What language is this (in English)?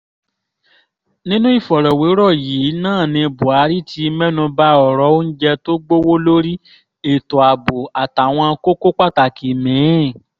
Yoruba